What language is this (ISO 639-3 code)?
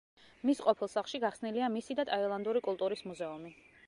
kat